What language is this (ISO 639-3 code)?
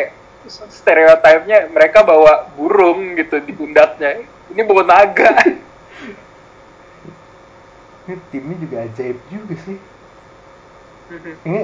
ind